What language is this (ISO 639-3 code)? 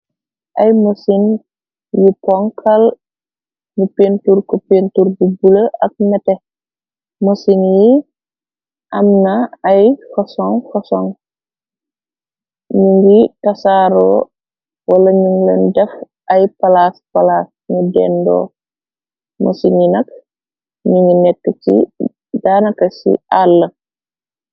wol